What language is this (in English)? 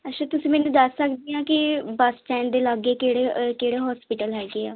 Punjabi